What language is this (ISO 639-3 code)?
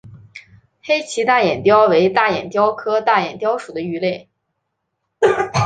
zho